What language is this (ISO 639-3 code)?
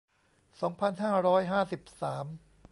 tha